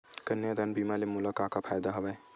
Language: Chhattisgarhi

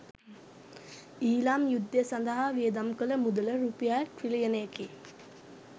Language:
Sinhala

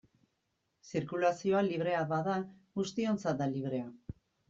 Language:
Basque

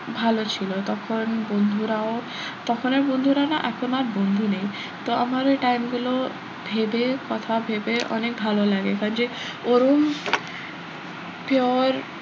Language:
Bangla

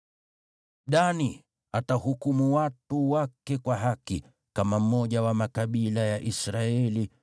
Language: Swahili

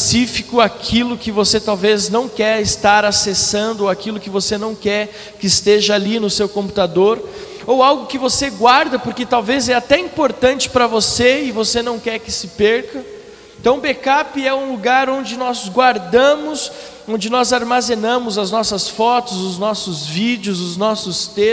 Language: Portuguese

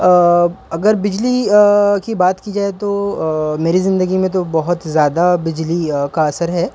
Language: Urdu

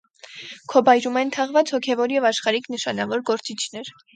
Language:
Armenian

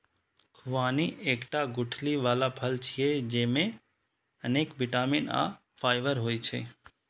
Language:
Maithili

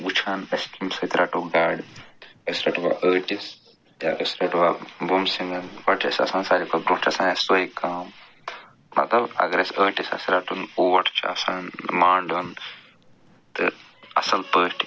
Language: Kashmiri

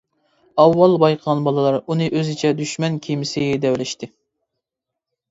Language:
Uyghur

